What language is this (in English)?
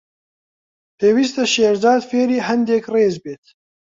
Central Kurdish